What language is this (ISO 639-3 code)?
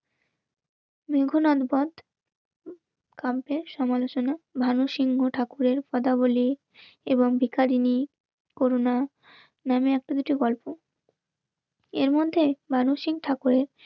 ben